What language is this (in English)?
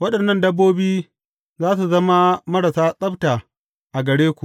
Hausa